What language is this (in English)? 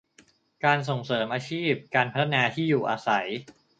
Thai